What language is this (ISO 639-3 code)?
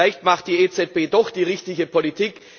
deu